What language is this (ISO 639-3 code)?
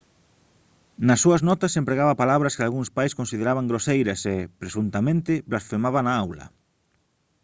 glg